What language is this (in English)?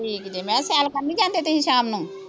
Punjabi